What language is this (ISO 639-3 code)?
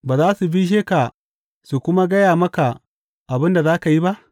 hau